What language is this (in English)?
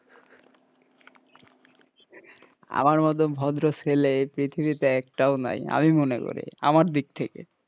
Bangla